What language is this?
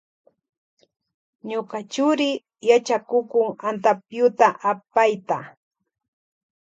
Loja Highland Quichua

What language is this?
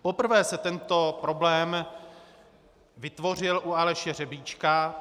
Czech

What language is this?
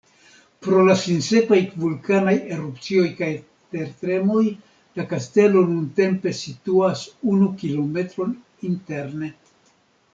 Esperanto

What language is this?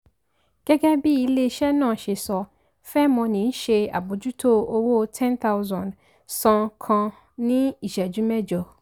Yoruba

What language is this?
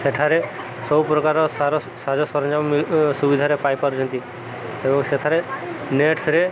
Odia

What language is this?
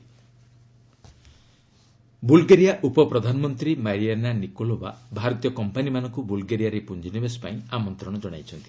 Odia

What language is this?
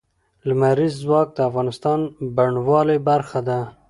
Pashto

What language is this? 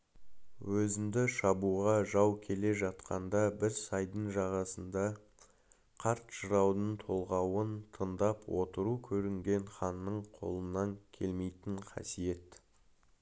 Kazakh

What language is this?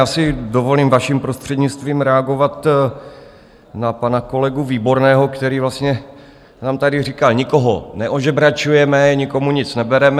Czech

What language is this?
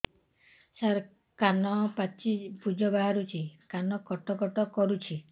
Odia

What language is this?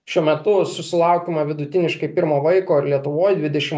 Lithuanian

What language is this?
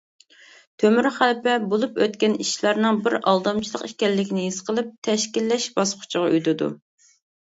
Uyghur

